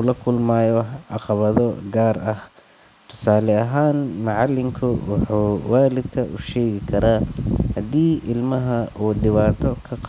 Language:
Somali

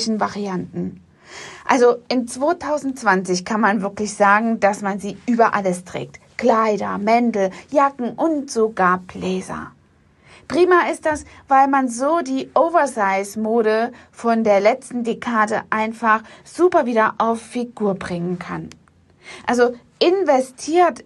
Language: German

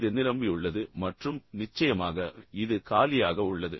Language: Tamil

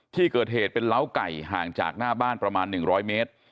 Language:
Thai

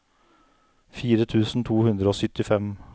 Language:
Norwegian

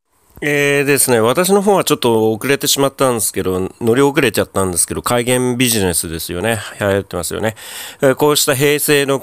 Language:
Japanese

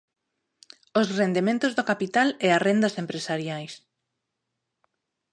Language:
Galician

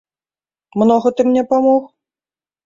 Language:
Belarusian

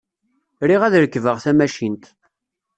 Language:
Kabyle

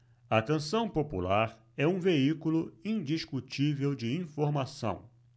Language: Portuguese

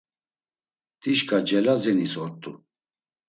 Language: Laz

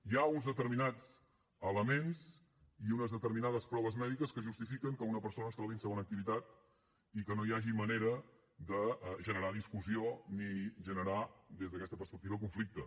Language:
Catalan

